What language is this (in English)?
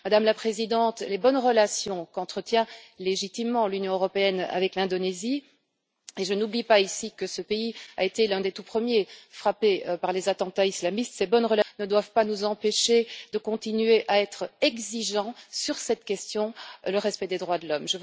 French